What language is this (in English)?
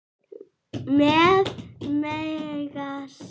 Icelandic